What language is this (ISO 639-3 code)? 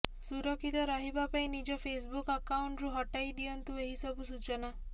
ori